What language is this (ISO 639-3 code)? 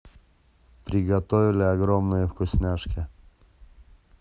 rus